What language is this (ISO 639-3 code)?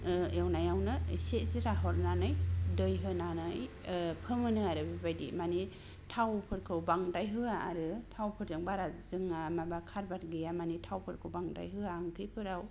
brx